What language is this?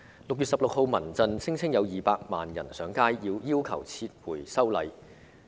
Cantonese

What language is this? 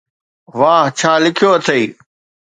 Sindhi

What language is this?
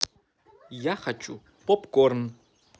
Russian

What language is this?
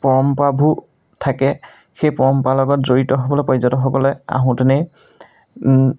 Assamese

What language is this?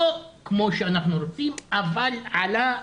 Hebrew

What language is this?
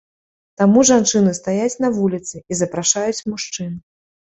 Belarusian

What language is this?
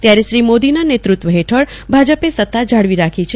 Gujarati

